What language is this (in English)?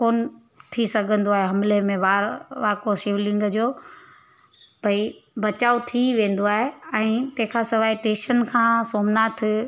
Sindhi